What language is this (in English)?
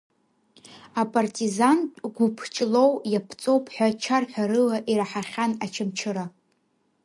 Abkhazian